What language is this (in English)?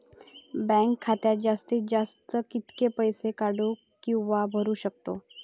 Marathi